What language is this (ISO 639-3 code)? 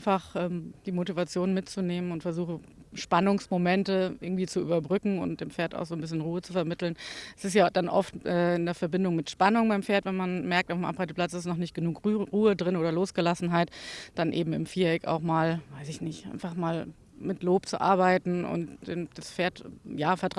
deu